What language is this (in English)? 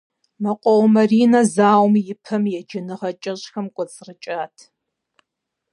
Kabardian